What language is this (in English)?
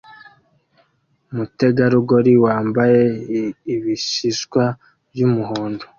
Kinyarwanda